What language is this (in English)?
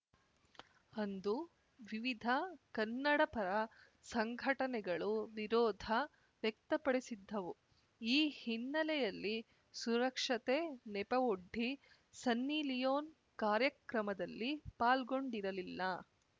Kannada